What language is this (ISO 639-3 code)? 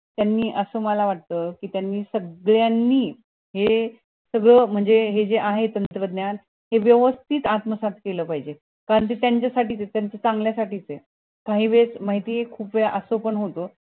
mar